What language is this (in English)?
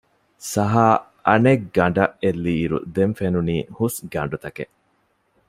Divehi